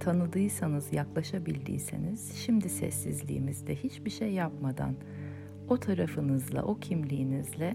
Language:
Turkish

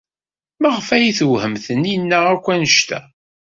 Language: Kabyle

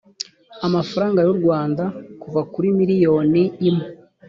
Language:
Kinyarwanda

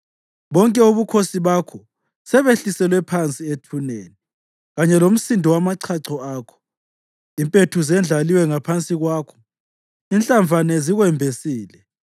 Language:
North Ndebele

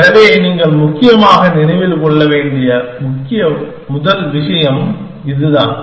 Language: Tamil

